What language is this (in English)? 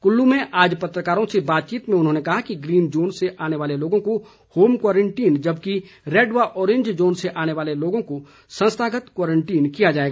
Hindi